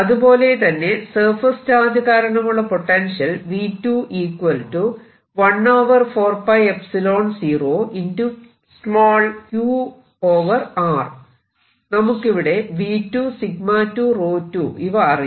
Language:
Malayalam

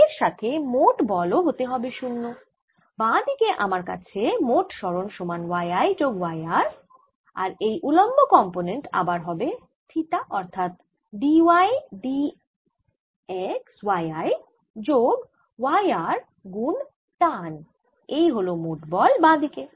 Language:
Bangla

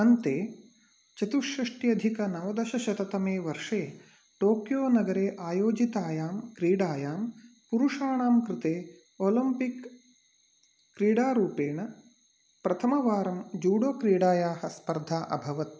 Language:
Sanskrit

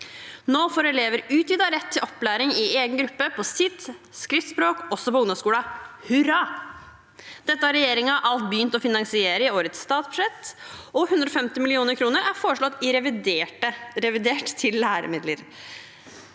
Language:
Norwegian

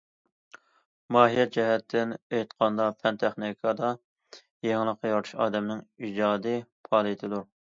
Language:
Uyghur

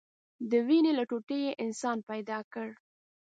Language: Pashto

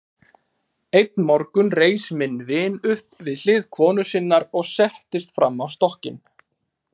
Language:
Icelandic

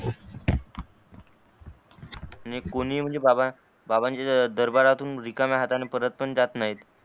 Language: Marathi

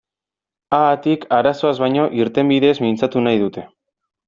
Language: Basque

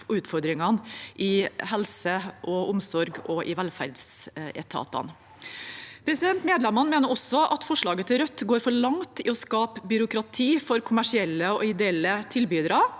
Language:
Norwegian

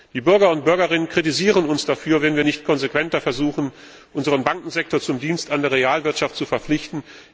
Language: German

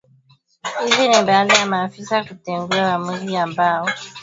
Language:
Swahili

